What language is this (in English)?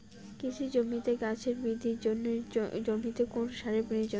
Bangla